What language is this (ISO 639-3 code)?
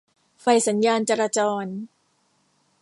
tha